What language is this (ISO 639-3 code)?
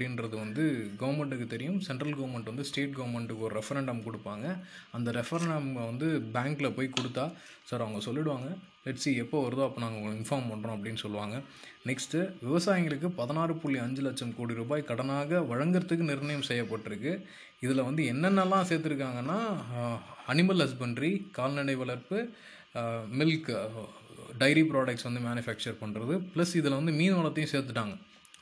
tam